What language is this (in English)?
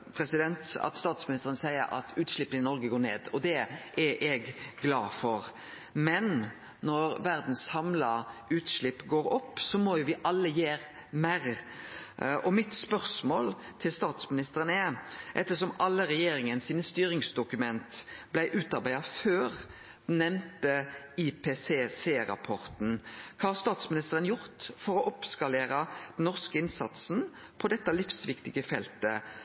Norwegian Nynorsk